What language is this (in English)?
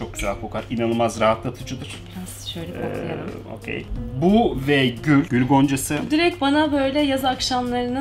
Turkish